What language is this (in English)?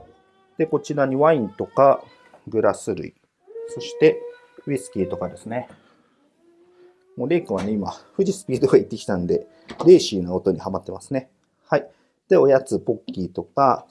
Japanese